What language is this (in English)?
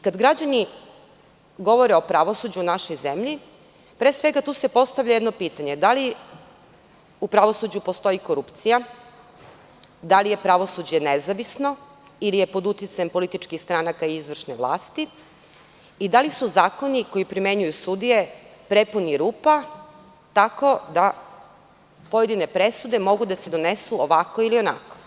Serbian